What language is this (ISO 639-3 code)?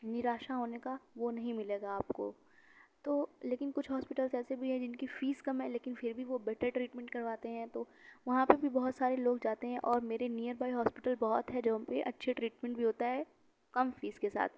urd